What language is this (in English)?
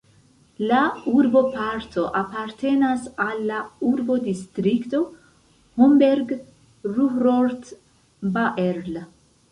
Esperanto